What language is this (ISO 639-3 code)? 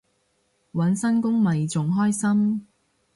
yue